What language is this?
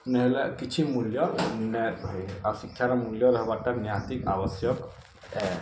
Odia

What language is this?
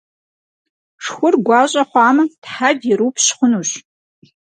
Kabardian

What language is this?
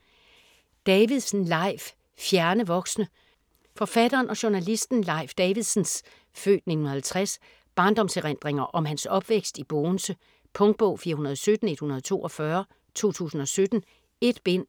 Danish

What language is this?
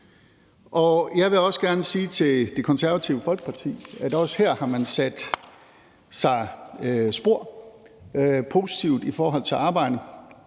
Danish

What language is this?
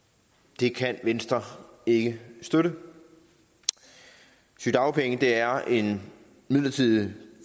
Danish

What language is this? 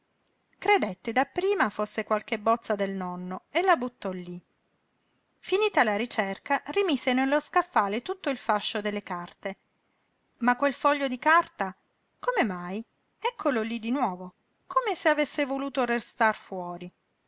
Italian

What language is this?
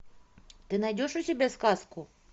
Russian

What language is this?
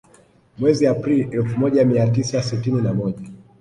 Swahili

